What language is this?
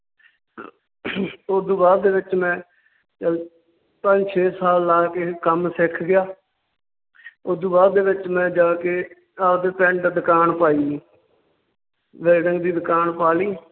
Punjabi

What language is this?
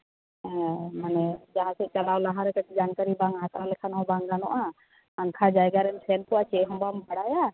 Santali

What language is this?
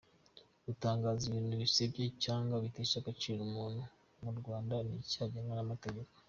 Kinyarwanda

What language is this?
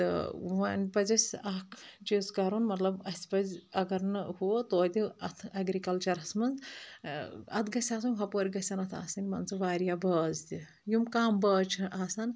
Kashmiri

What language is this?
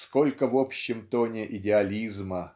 Russian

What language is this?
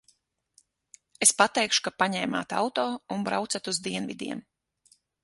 Latvian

